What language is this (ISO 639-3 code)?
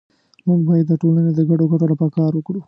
pus